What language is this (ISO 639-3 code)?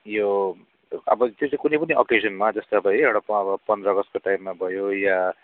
nep